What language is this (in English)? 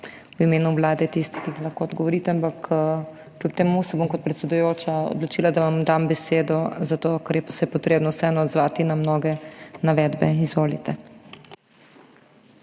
Slovenian